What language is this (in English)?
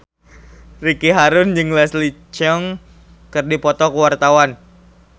Sundanese